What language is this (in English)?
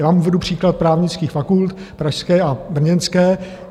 Czech